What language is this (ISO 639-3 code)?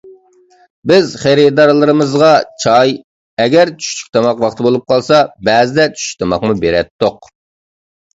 uig